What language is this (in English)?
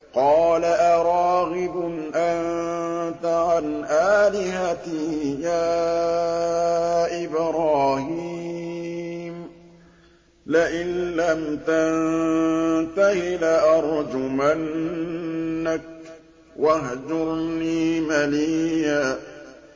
Arabic